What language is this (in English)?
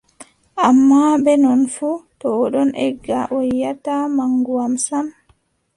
Adamawa Fulfulde